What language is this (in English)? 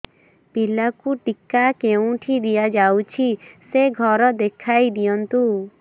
Odia